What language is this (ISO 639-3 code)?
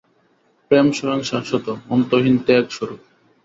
ben